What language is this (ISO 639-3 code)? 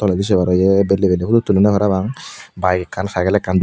ccp